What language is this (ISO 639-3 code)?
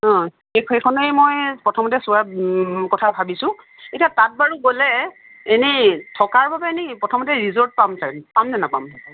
asm